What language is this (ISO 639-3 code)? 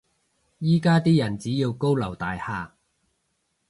yue